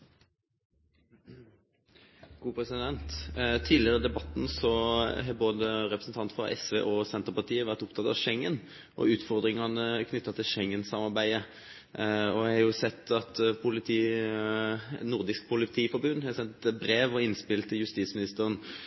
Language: Norwegian Bokmål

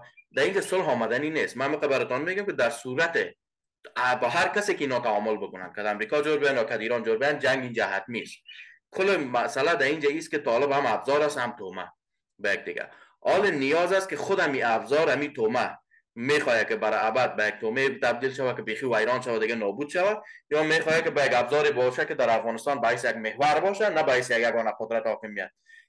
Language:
Persian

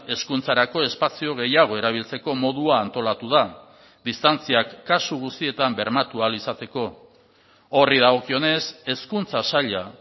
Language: Basque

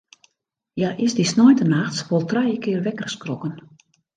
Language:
Western Frisian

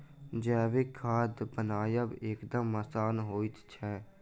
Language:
Maithili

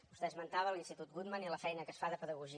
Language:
Catalan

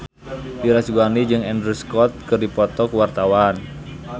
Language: Sundanese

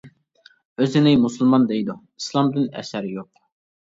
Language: Uyghur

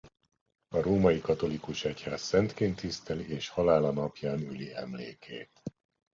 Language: Hungarian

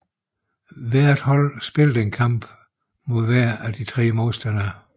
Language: Danish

